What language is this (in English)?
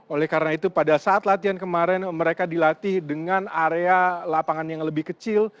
Indonesian